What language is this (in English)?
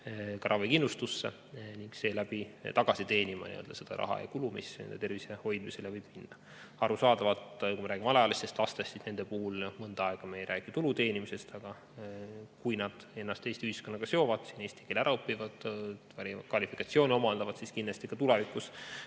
Estonian